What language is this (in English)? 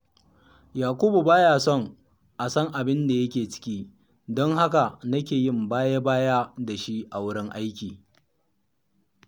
Hausa